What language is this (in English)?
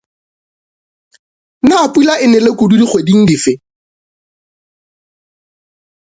Northern Sotho